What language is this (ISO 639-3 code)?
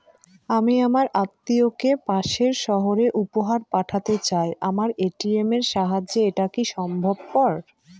ben